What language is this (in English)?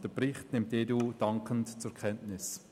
Swiss German